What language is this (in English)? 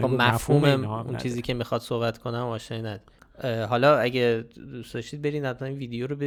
Persian